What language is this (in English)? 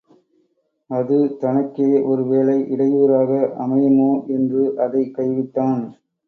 Tamil